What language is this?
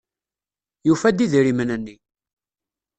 Kabyle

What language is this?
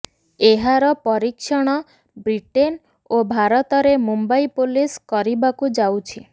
Odia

